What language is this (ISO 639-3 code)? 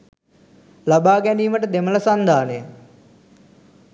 sin